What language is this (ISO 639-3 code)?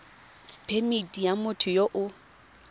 tsn